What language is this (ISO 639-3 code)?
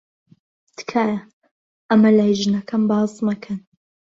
ckb